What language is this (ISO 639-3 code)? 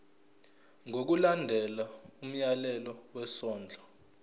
zul